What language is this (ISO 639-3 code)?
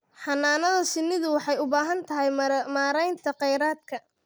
som